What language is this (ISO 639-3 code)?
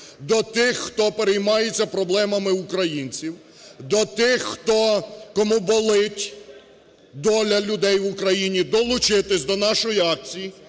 ukr